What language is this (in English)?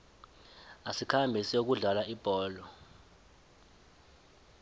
South Ndebele